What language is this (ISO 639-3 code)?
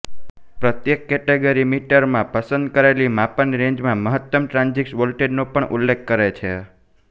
guj